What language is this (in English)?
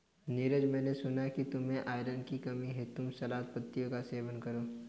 Hindi